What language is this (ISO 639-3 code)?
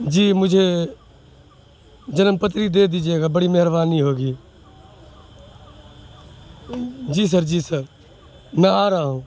urd